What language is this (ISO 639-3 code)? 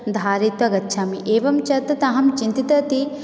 san